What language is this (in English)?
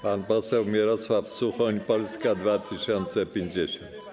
Polish